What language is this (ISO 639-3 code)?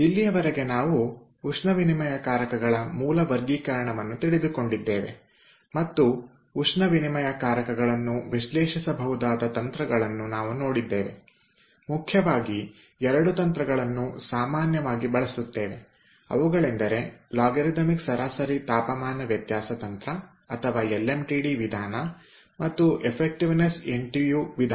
kan